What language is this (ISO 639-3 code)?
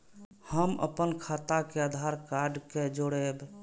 mai